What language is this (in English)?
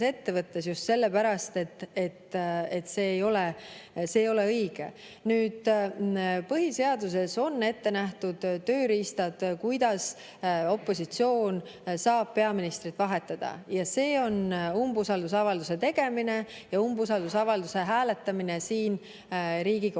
Estonian